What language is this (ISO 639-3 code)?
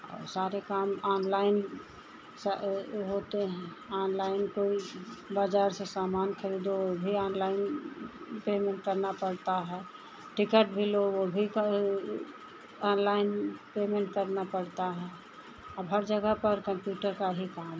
hin